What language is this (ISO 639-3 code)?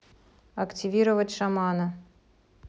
rus